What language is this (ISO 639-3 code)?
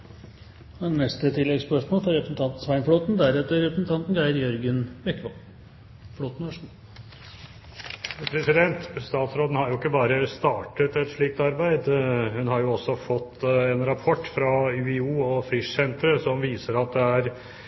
nor